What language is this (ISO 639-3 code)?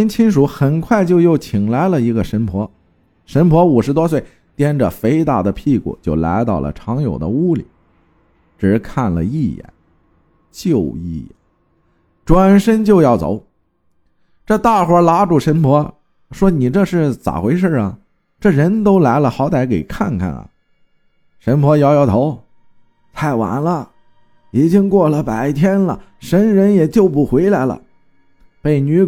zho